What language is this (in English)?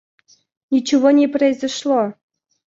Russian